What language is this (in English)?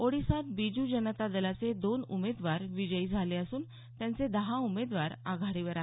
Marathi